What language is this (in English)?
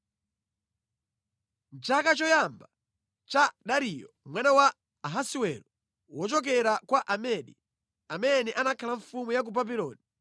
Nyanja